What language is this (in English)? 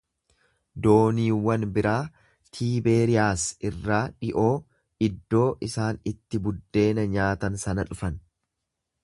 Oromo